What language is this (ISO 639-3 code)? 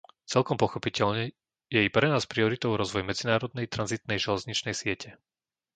slk